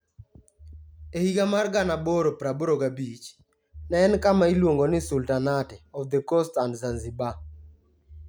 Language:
Luo (Kenya and Tanzania)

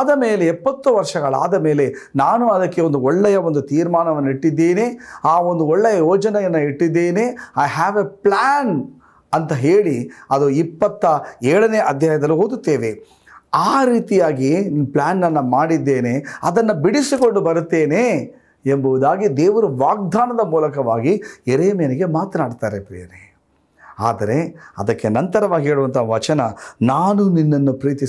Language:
Kannada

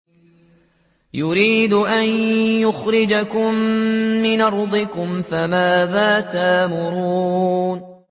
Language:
Arabic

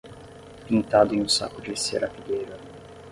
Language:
Portuguese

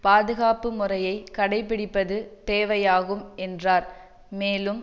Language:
Tamil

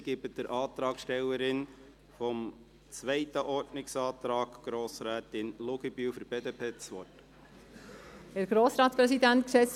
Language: Swiss German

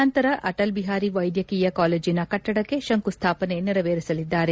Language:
Kannada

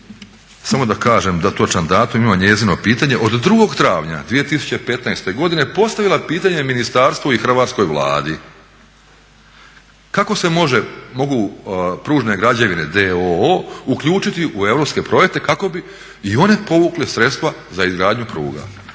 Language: Croatian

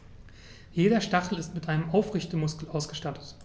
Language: German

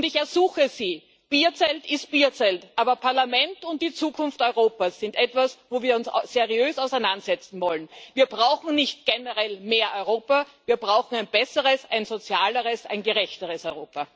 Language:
German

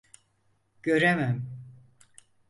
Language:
Turkish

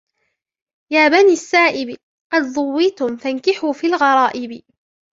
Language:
Arabic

